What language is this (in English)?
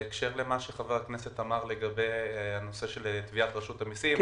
Hebrew